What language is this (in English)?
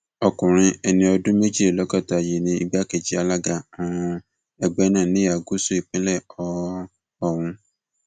Yoruba